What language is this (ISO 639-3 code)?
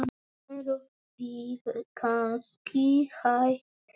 isl